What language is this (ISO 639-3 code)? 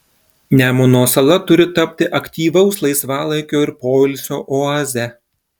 lit